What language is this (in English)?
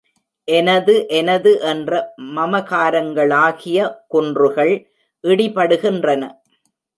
Tamil